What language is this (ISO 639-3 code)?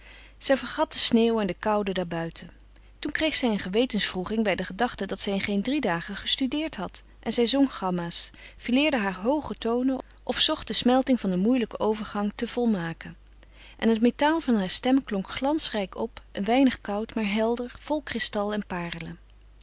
nld